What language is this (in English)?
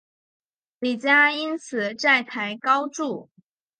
Chinese